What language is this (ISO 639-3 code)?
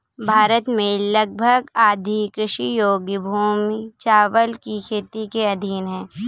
hin